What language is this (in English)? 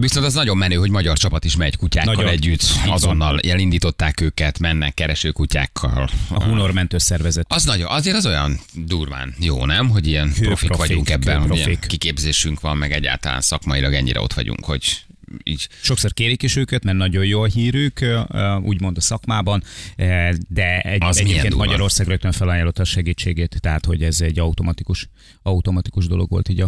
Hungarian